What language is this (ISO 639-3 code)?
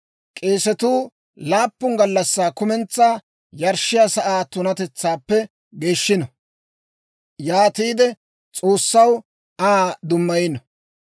dwr